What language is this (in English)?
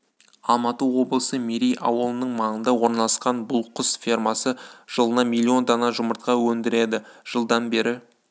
Kazakh